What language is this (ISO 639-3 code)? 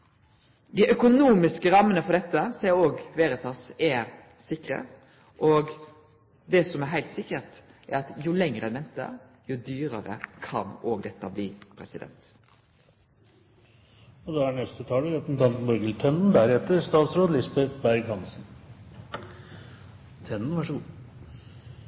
nno